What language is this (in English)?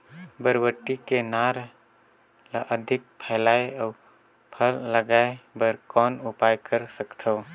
Chhattisgarhi